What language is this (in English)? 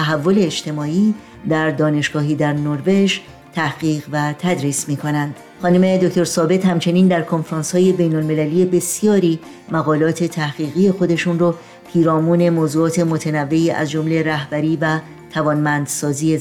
Persian